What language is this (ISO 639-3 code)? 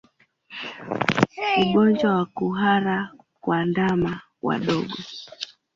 swa